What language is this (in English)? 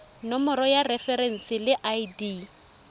Tswana